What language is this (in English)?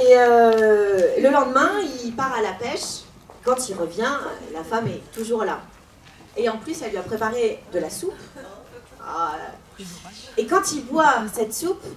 French